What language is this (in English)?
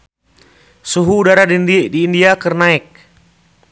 Sundanese